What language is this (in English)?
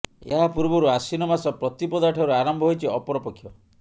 Odia